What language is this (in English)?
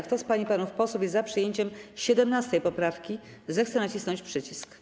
Polish